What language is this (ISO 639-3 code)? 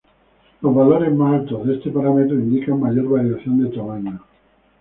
spa